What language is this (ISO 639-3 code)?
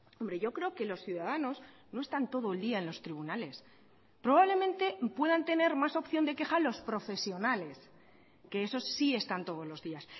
spa